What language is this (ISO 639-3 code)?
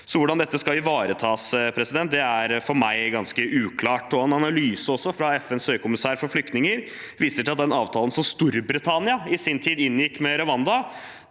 nor